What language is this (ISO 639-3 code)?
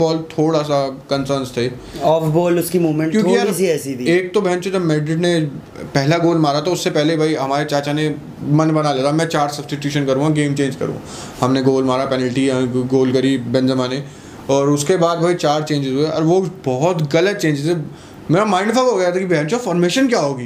hin